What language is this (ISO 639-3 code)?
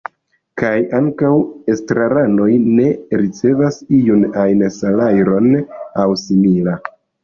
epo